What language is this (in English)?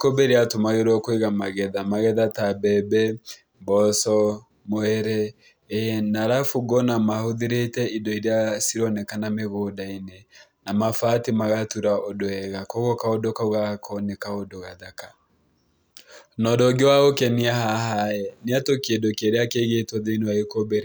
Kikuyu